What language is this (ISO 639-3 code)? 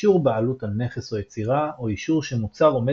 heb